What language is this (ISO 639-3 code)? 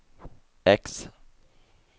swe